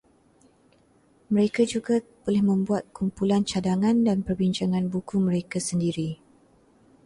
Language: Malay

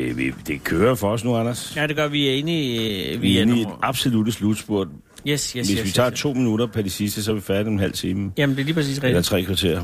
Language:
Danish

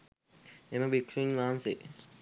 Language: Sinhala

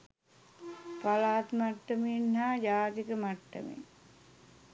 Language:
Sinhala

